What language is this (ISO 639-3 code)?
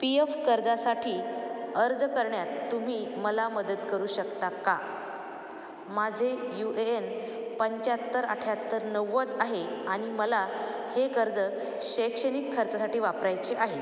mar